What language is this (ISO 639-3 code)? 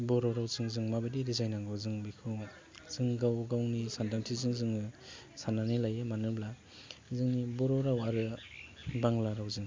brx